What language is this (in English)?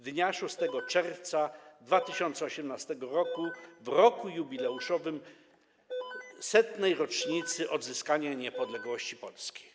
Polish